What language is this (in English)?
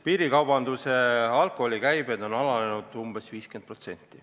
Estonian